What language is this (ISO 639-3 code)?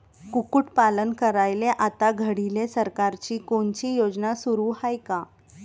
mar